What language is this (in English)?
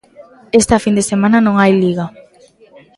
Galician